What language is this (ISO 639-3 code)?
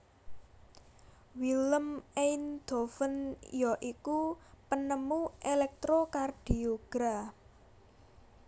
jav